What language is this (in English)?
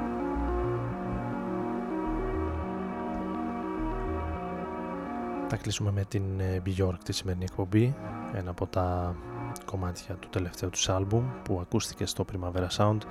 Greek